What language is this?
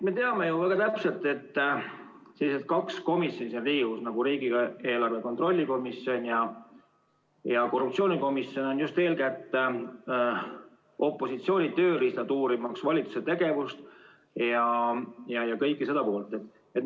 Estonian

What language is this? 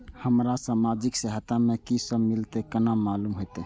Maithili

